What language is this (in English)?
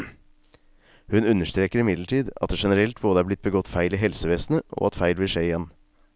Norwegian